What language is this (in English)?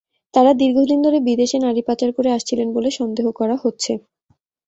Bangla